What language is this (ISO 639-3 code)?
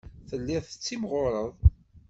kab